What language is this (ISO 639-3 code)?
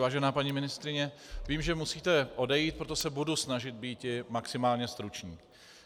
ces